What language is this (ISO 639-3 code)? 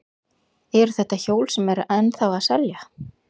isl